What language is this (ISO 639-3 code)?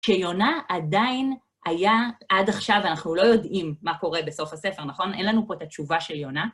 heb